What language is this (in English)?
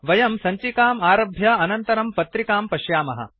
Sanskrit